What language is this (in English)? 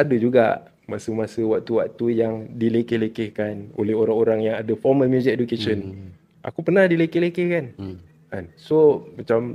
Malay